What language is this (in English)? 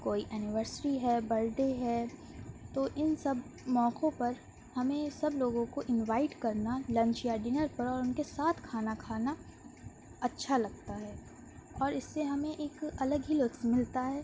Urdu